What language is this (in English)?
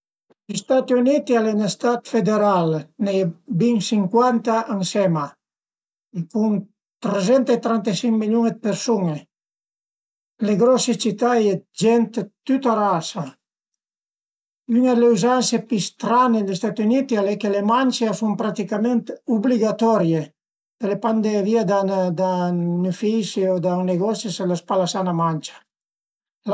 Piedmontese